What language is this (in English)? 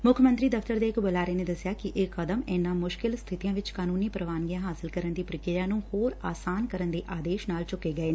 Punjabi